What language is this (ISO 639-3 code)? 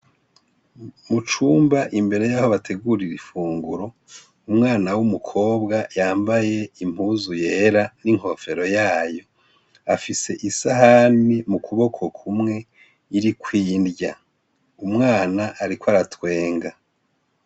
run